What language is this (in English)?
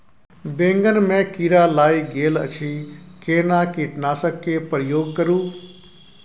Maithili